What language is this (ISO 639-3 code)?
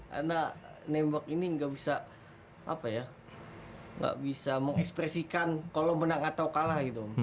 ind